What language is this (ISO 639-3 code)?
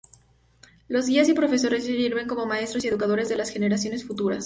spa